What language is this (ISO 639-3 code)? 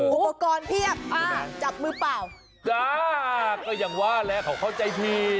tha